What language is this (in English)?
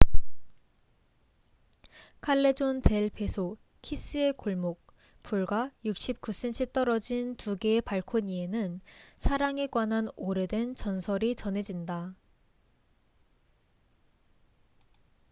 Korean